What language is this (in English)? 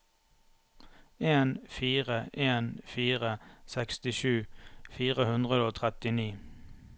Norwegian